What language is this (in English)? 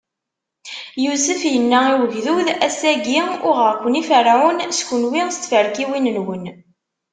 Kabyle